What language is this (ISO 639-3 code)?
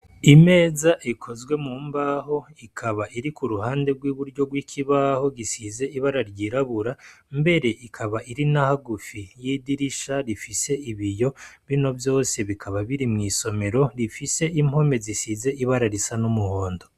run